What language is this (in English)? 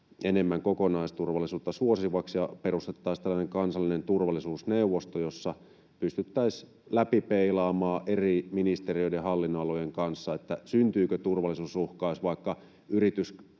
Finnish